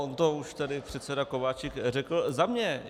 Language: Czech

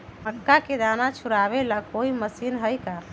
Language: Magahi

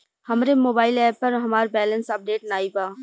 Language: Bhojpuri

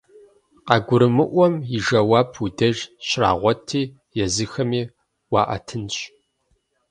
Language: Kabardian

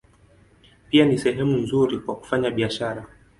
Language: Swahili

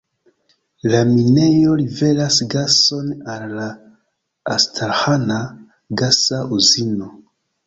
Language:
Esperanto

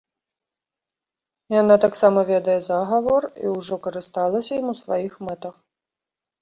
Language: Belarusian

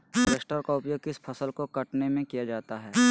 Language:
Magahi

